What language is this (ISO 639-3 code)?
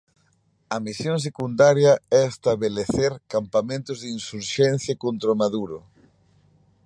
glg